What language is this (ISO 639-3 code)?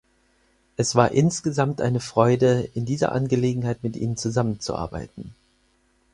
deu